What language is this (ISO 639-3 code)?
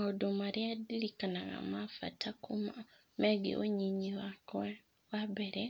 kik